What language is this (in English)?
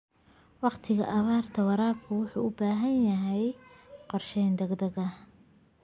Somali